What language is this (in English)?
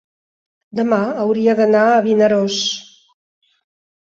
Catalan